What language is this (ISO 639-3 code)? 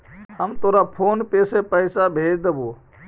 mag